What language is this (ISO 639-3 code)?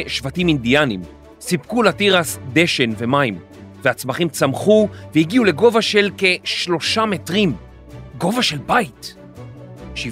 heb